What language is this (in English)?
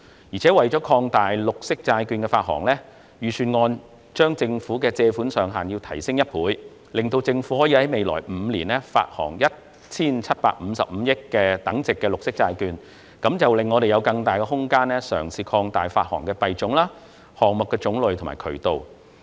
Cantonese